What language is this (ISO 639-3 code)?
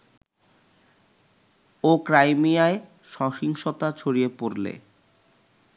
ben